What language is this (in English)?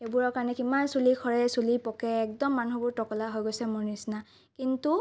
Assamese